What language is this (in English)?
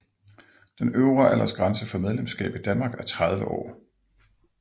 Danish